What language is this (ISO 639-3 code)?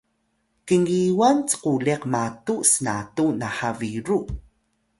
tay